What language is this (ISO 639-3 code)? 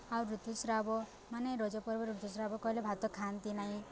ori